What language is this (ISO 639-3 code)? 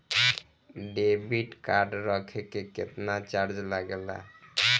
bho